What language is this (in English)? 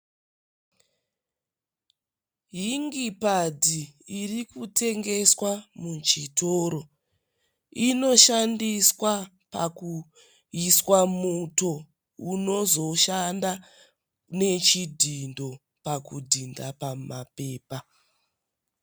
Shona